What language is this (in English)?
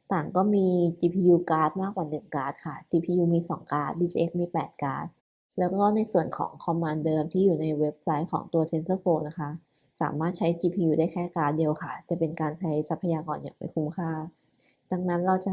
Thai